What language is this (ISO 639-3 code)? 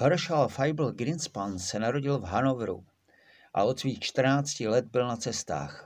ces